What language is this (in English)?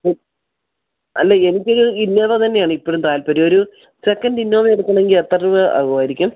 Malayalam